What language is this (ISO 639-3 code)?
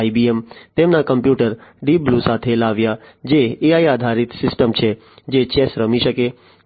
guj